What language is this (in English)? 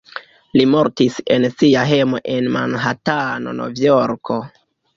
Esperanto